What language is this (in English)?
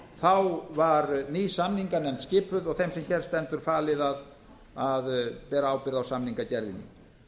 Icelandic